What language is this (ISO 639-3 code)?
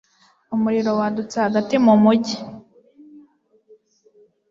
kin